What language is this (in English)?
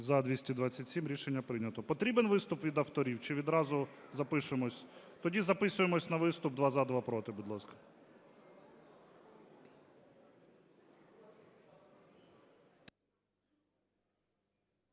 Ukrainian